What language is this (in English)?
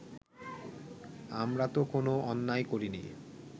Bangla